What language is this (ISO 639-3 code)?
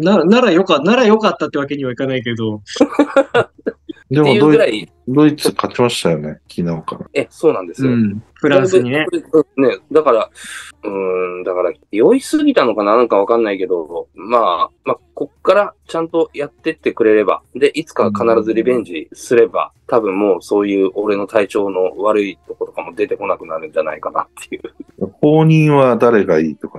jpn